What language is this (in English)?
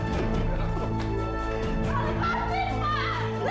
Indonesian